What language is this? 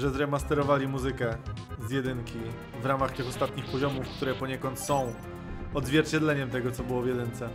Polish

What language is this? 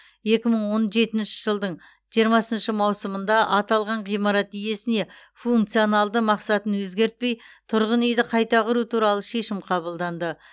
Kazakh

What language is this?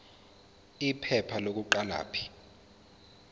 Zulu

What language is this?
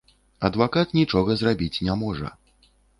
Belarusian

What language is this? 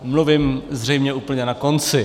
Czech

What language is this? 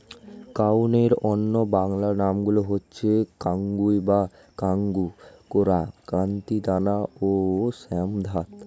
Bangla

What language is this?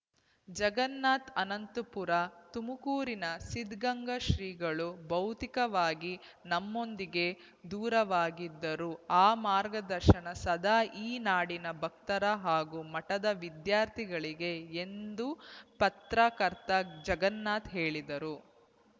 Kannada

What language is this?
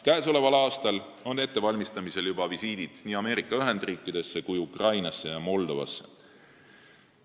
Estonian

